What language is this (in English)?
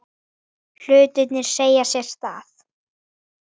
Icelandic